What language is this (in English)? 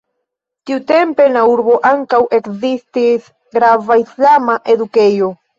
Esperanto